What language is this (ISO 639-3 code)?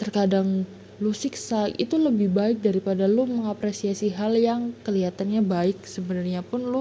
ind